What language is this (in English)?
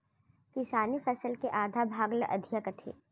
Chhattisgarhi